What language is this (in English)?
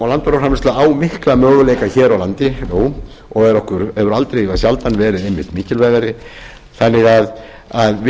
Icelandic